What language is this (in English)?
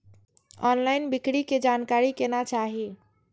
Maithili